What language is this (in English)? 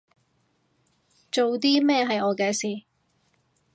Cantonese